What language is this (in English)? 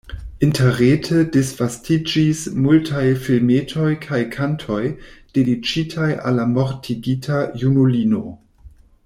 Esperanto